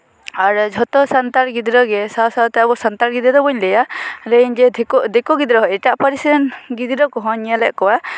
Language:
Santali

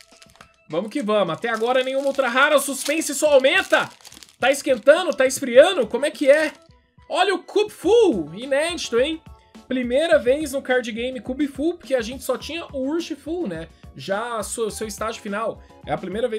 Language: Portuguese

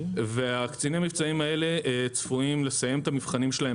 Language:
Hebrew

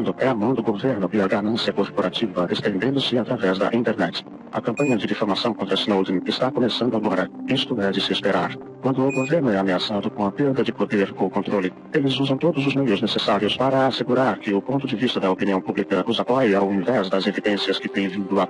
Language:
Portuguese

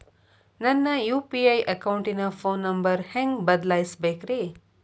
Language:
Kannada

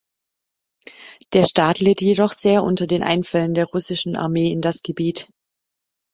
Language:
German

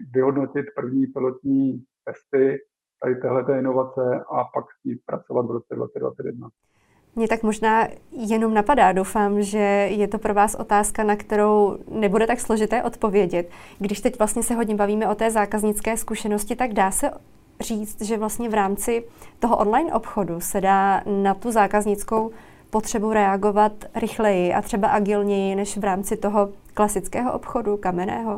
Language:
Czech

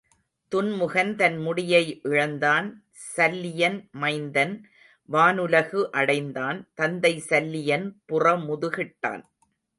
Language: Tamil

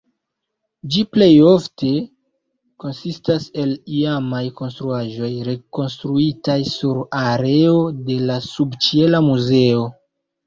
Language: Esperanto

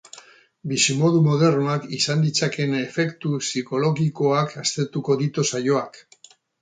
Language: Basque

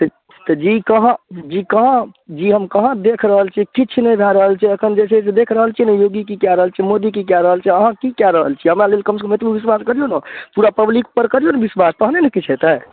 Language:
Maithili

